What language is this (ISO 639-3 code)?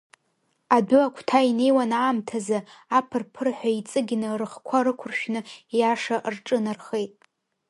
abk